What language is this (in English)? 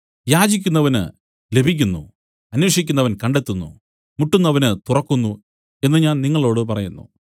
Malayalam